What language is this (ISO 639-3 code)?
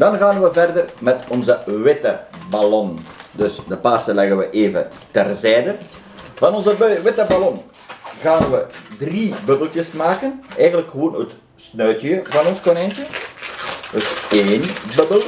nld